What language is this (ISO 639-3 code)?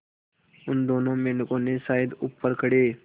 hin